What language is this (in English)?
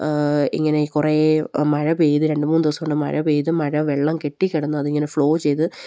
Malayalam